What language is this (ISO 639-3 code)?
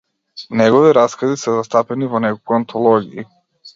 mkd